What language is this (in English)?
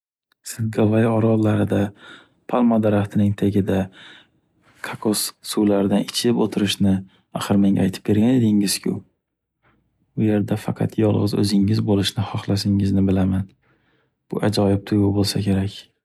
Uzbek